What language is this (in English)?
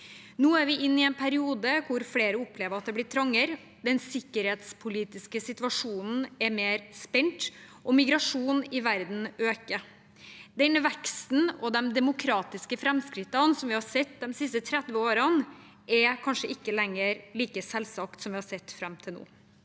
Norwegian